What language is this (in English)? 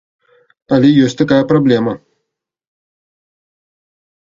Belarusian